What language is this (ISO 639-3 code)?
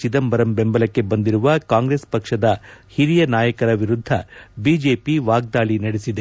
kan